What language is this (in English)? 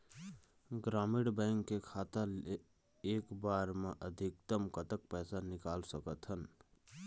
Chhattisgarhi